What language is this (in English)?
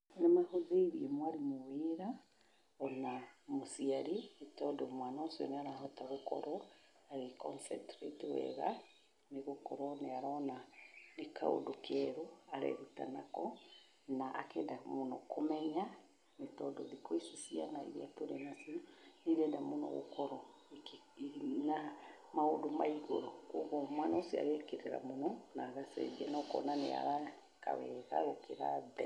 Kikuyu